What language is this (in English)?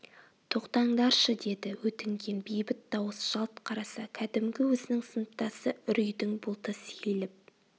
Kazakh